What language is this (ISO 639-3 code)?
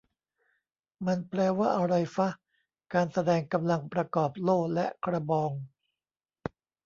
tha